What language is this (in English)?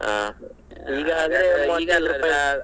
Kannada